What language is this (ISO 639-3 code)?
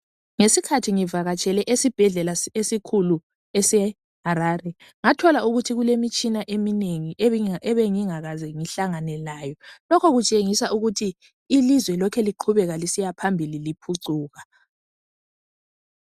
nde